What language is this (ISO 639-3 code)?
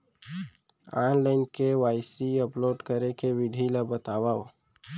hne